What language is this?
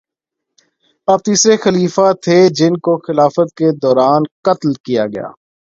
Urdu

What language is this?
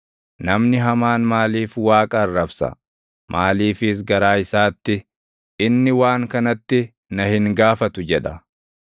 Oromo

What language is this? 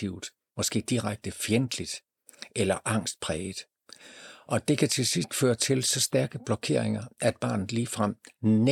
Danish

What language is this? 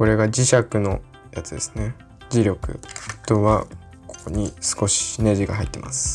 Japanese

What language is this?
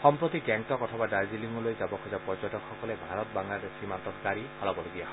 Assamese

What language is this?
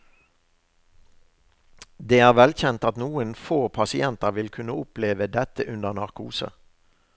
Norwegian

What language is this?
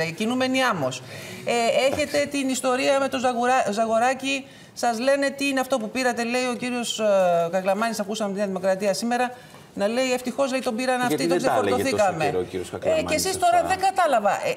Greek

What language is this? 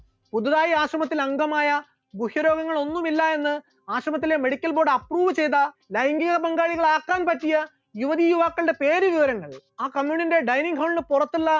Malayalam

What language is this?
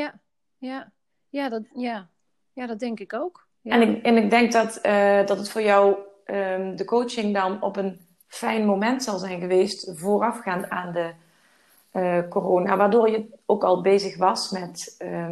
Dutch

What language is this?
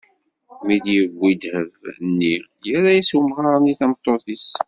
Kabyle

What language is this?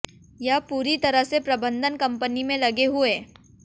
Hindi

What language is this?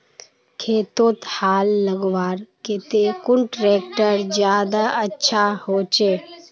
Magahi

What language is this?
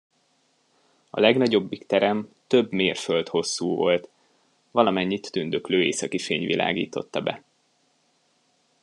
Hungarian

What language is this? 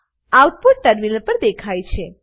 Gujarati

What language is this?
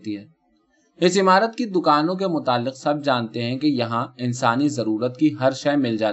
Urdu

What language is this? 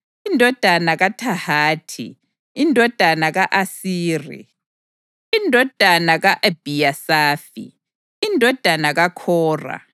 North Ndebele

